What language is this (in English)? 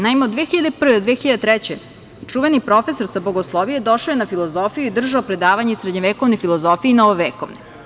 Serbian